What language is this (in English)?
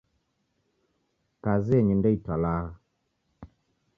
Taita